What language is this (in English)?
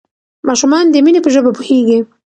Pashto